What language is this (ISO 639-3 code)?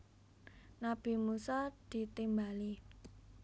jav